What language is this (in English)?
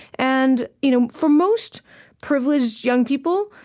English